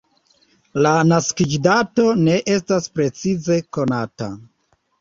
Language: Esperanto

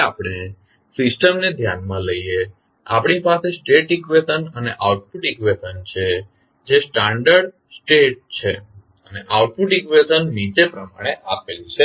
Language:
Gujarati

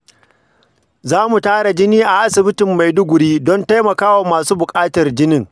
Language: Hausa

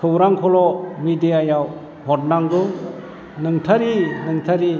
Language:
Bodo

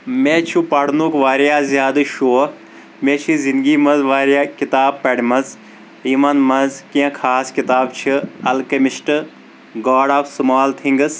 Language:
Kashmiri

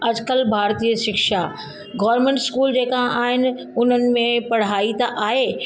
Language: Sindhi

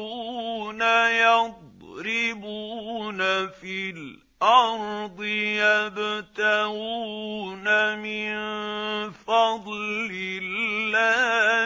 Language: Arabic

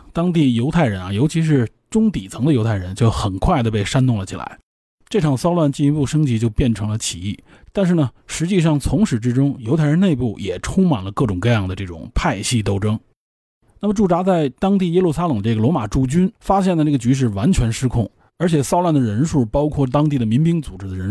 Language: Chinese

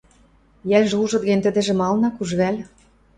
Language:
Western Mari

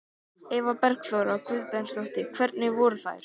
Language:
Icelandic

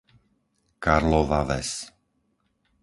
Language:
Slovak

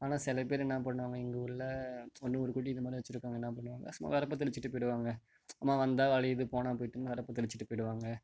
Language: Tamil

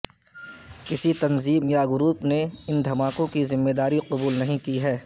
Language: Urdu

